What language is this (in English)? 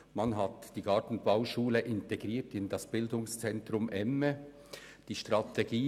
Swiss German